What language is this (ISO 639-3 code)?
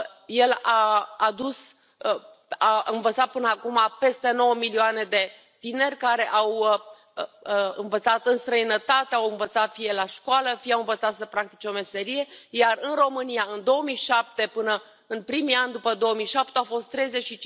ron